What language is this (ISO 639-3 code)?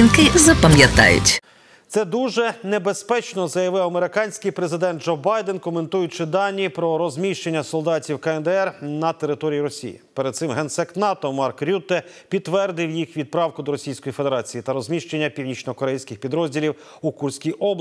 ukr